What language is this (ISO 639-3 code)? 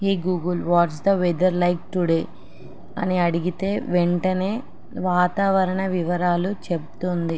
tel